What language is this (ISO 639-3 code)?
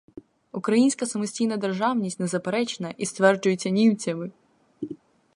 ukr